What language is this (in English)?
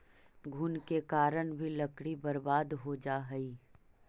Magahi